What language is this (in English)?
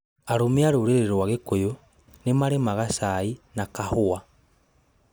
Kikuyu